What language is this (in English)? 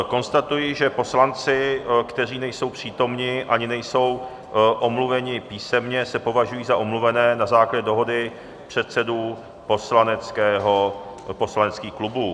Czech